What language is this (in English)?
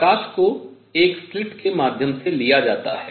Hindi